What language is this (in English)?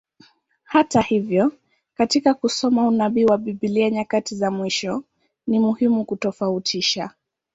Swahili